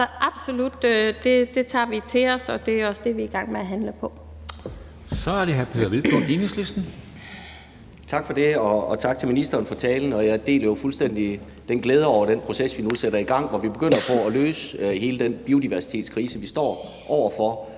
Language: Danish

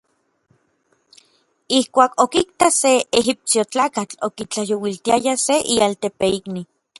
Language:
Orizaba Nahuatl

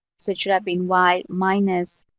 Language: English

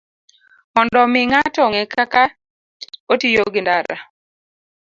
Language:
Luo (Kenya and Tanzania)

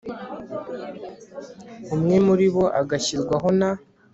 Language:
Kinyarwanda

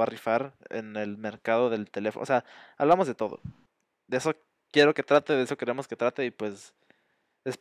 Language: Spanish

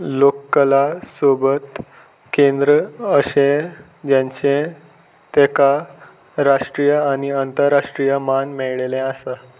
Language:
Konkani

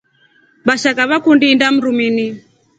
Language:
Rombo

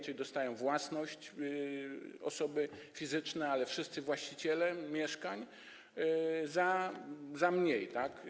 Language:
Polish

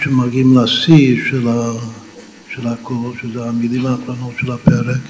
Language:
Hebrew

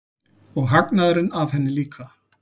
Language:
Icelandic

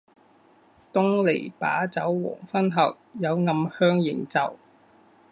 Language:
Chinese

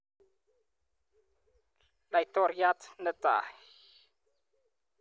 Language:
Kalenjin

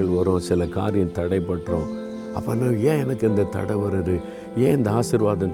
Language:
Tamil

